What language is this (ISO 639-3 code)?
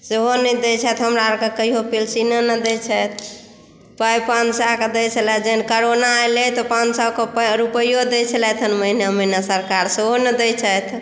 mai